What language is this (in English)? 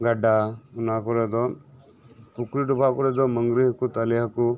Santali